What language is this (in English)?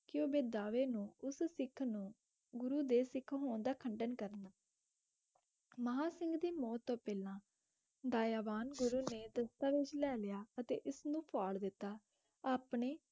Punjabi